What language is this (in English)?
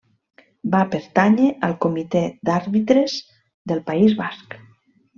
Catalan